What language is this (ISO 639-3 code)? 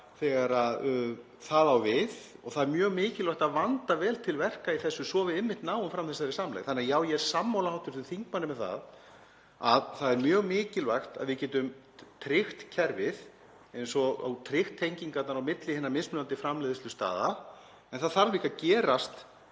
isl